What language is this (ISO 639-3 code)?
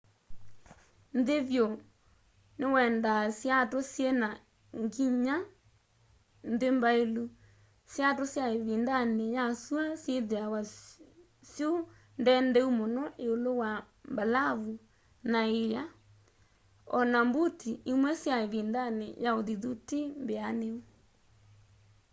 kam